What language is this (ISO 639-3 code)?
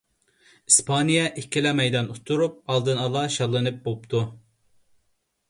uig